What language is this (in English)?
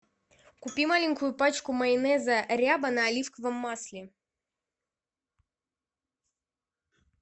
Russian